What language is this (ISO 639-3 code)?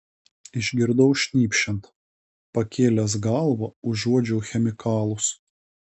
lit